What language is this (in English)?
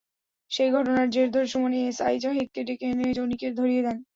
Bangla